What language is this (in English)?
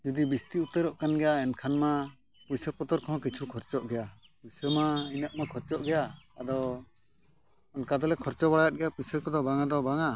Santali